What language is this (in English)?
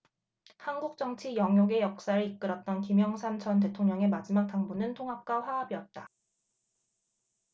Korean